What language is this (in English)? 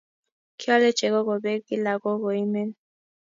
Kalenjin